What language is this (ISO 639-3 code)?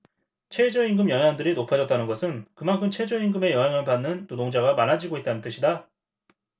kor